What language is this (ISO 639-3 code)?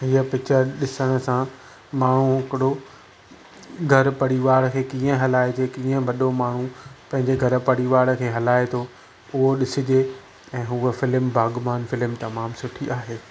snd